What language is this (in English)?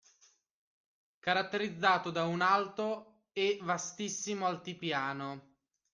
Italian